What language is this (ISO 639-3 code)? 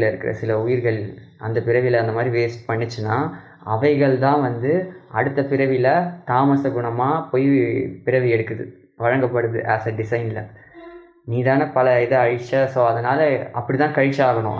tam